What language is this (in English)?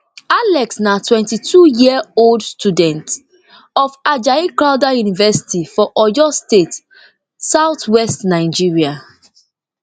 Nigerian Pidgin